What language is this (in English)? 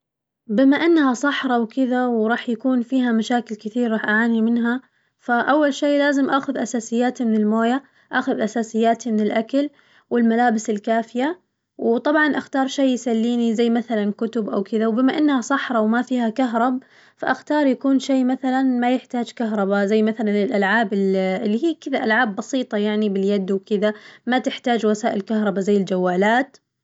Najdi Arabic